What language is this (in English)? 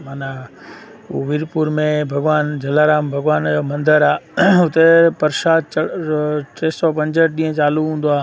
Sindhi